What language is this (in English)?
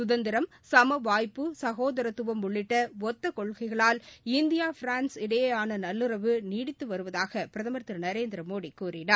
Tamil